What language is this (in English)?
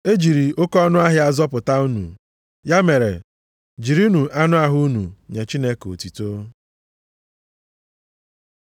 Igbo